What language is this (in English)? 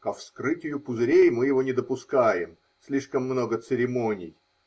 Russian